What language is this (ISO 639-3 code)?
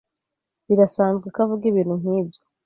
kin